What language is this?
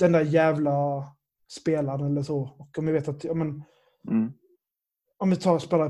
Swedish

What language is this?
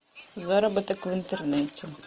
Russian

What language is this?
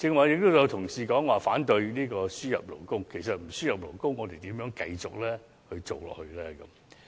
Cantonese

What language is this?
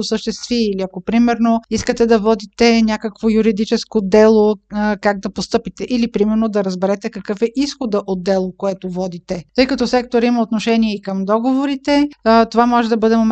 Bulgarian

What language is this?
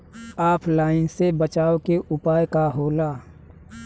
Bhojpuri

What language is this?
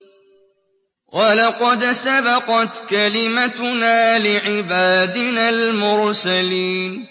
Arabic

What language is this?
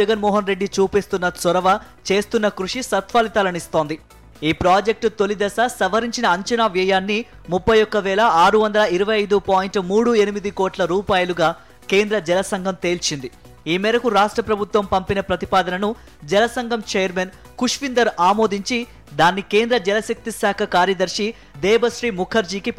Telugu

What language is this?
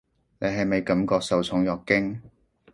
Cantonese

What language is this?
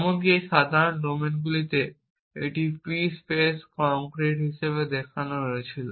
Bangla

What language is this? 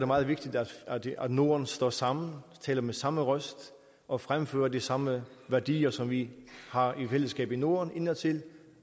Danish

